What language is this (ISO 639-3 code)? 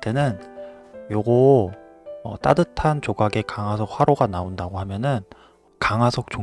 kor